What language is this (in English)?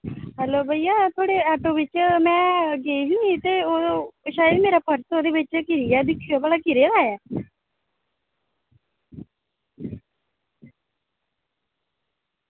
Dogri